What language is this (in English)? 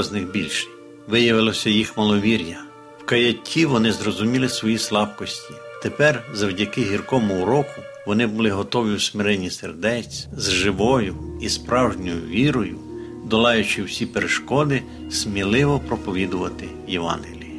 Ukrainian